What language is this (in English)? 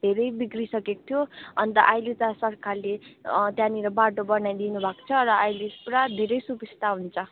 Nepali